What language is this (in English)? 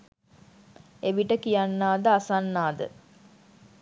Sinhala